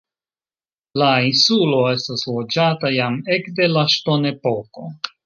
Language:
Esperanto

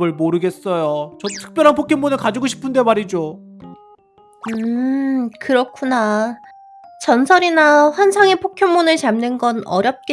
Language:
Korean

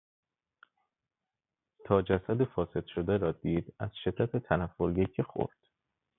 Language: Persian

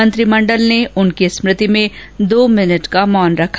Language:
Hindi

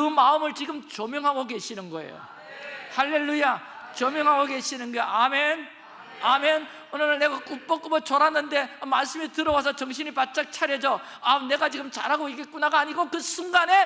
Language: Korean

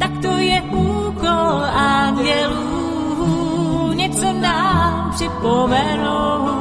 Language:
Czech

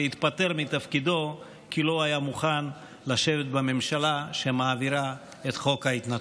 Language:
Hebrew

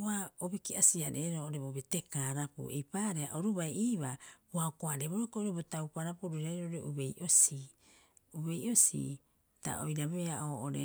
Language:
Rapoisi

